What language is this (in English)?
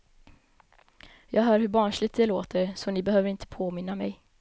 Swedish